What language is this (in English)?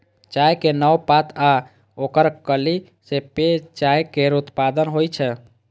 Maithili